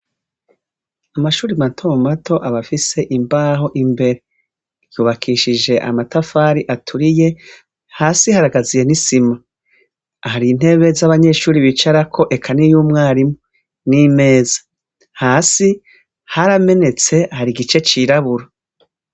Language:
Rundi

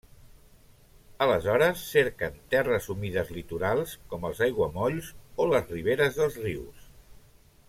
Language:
Catalan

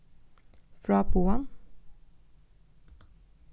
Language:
Faroese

